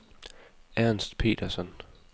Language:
Danish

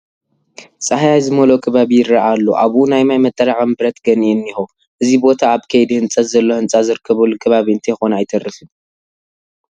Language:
Tigrinya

